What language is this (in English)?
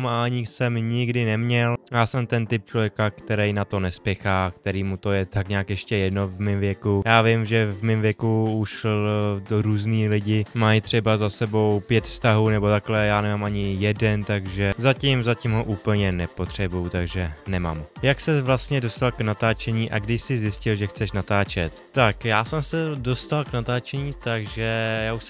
Czech